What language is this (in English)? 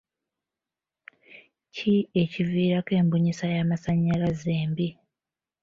Ganda